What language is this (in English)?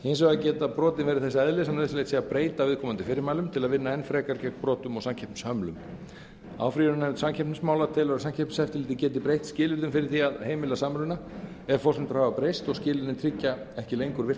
Icelandic